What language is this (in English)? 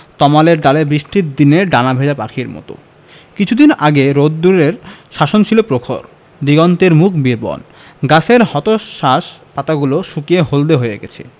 Bangla